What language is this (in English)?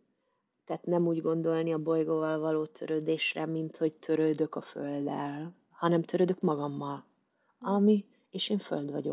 Hungarian